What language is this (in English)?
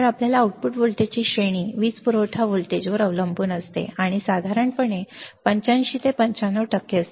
Marathi